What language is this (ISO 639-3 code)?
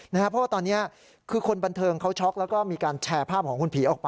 tha